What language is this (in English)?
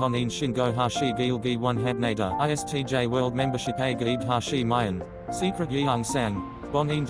Korean